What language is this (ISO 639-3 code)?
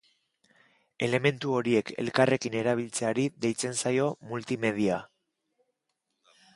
eus